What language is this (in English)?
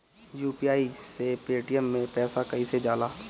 Bhojpuri